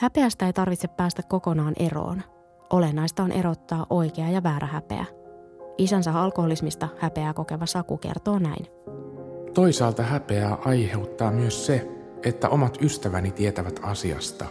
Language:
Finnish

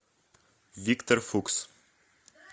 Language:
Russian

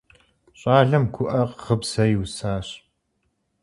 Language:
Kabardian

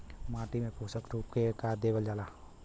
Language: Bhojpuri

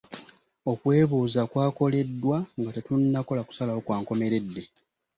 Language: Ganda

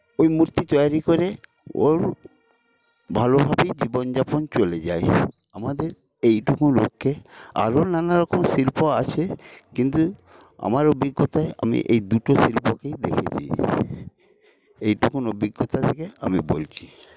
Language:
Bangla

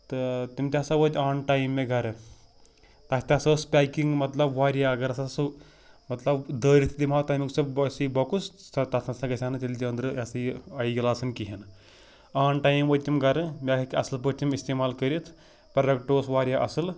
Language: Kashmiri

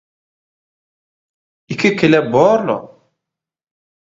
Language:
Turkmen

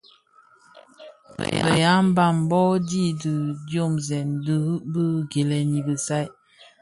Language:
Bafia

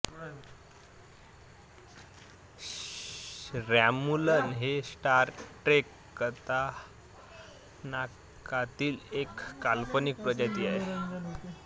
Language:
Marathi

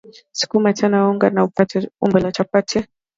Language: Swahili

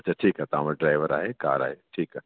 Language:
Sindhi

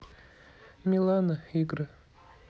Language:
Russian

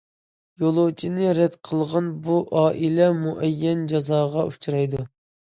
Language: Uyghur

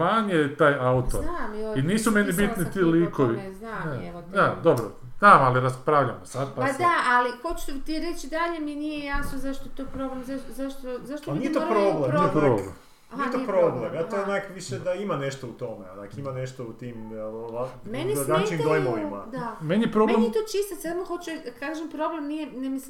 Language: Croatian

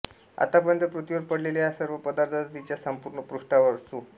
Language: Marathi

